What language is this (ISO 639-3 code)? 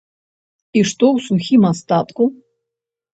bel